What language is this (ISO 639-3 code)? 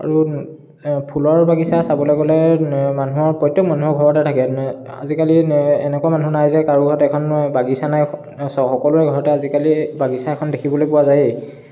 asm